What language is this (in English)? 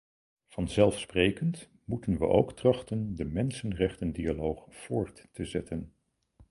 Dutch